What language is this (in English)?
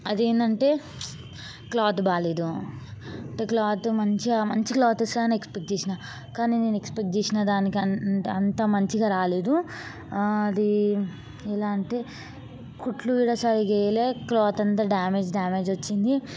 Telugu